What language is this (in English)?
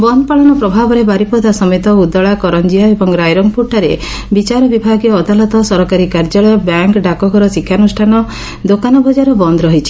Odia